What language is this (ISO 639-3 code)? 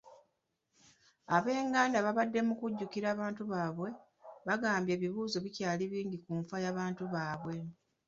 lug